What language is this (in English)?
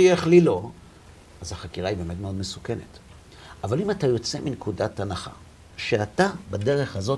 Hebrew